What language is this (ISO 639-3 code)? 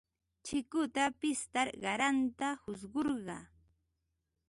qva